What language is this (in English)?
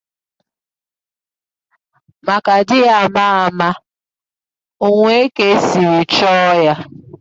Igbo